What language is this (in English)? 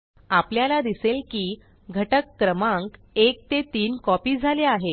Marathi